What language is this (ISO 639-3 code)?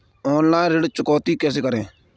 hin